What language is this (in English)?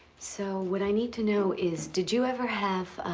English